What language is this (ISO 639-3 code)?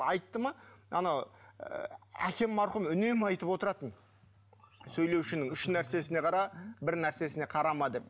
kaz